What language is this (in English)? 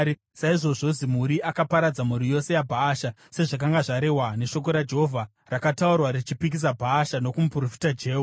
Shona